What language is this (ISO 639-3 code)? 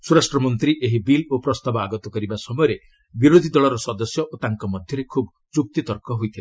ori